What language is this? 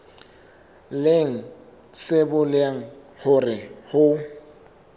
Southern Sotho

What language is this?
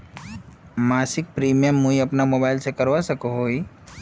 Magahi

